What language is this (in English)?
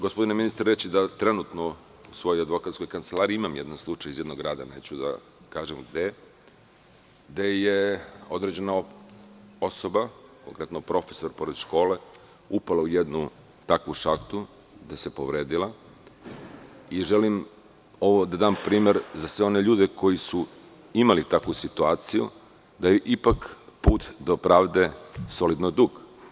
Serbian